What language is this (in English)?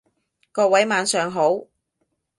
Cantonese